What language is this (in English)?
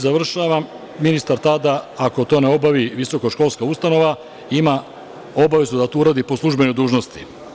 Serbian